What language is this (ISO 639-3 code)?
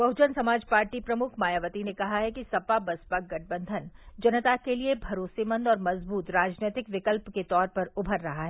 hin